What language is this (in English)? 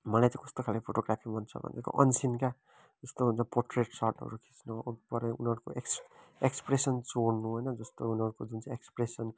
Nepali